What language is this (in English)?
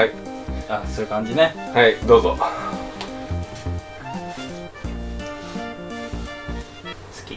Japanese